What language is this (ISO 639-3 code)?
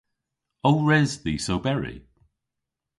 cor